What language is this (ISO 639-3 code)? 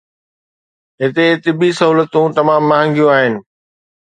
snd